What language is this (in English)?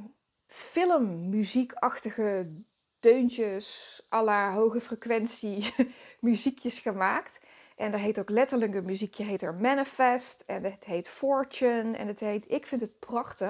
Dutch